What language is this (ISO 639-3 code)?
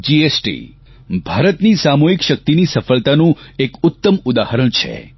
guj